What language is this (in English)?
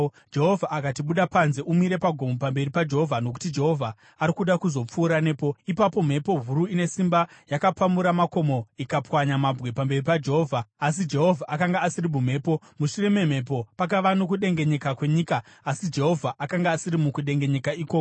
Shona